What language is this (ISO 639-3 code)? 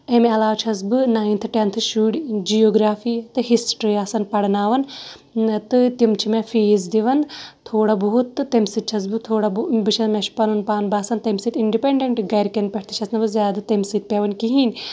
kas